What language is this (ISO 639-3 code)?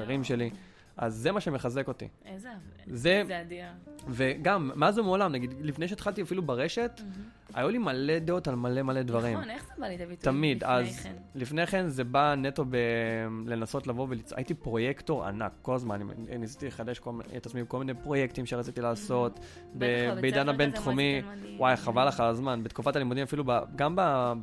heb